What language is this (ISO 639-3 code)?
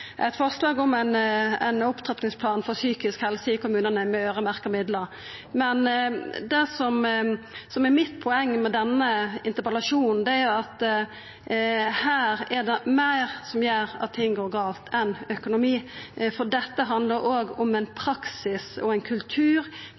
nno